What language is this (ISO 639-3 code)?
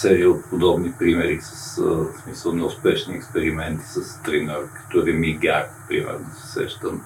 bul